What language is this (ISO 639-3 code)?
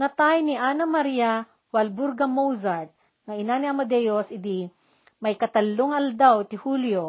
fil